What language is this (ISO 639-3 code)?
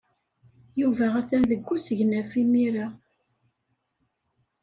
kab